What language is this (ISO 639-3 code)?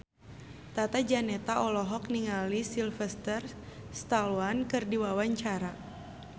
sun